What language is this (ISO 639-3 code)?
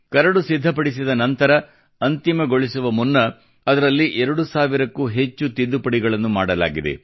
kan